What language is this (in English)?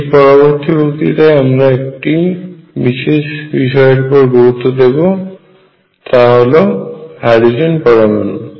Bangla